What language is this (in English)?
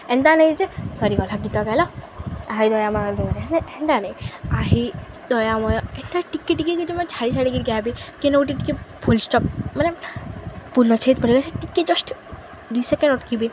Odia